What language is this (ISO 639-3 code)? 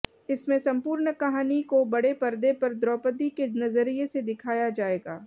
hin